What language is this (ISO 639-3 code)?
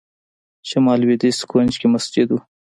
pus